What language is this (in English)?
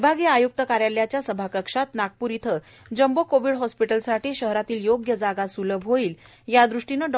Marathi